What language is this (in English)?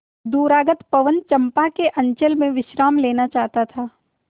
Hindi